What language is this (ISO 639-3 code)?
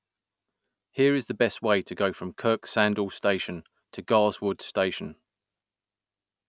eng